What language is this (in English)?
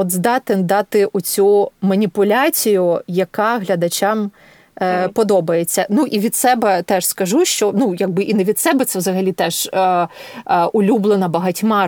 Ukrainian